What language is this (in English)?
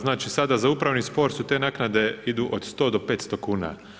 Croatian